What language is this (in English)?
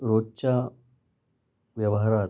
Marathi